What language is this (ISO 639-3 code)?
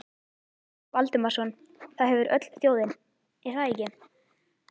isl